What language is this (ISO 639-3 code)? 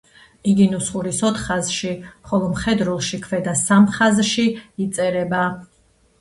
kat